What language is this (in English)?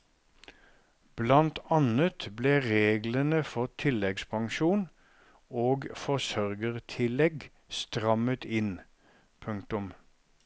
Norwegian